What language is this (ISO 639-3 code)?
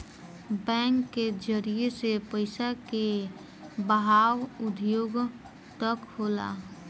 bho